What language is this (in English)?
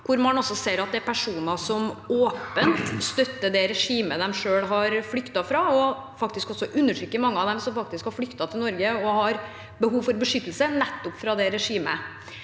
Norwegian